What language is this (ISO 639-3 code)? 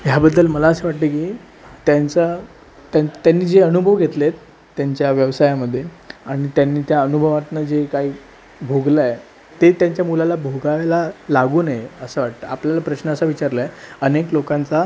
mar